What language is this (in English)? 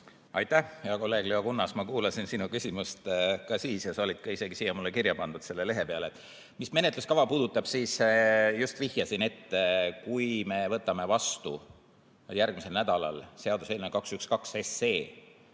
Estonian